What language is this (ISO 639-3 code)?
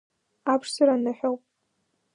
abk